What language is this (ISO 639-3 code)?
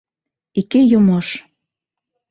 bak